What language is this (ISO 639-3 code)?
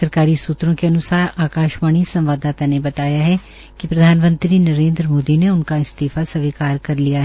hin